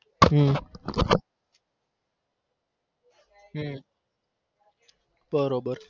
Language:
Gujarati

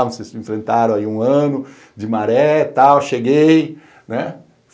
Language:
Portuguese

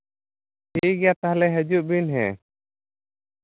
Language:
Santali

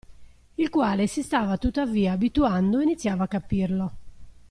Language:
Italian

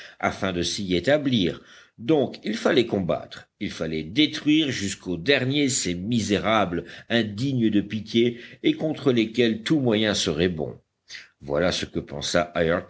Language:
French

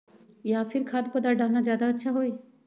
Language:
Magahi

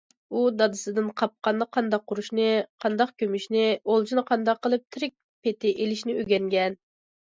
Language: Uyghur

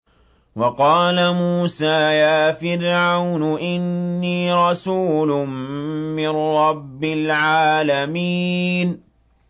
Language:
Arabic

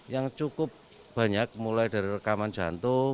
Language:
Indonesian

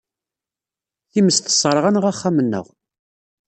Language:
Kabyle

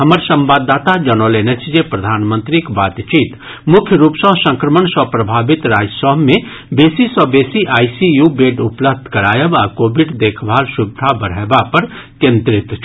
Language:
Maithili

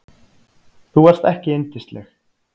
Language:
Icelandic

